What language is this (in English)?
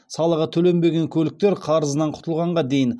Kazakh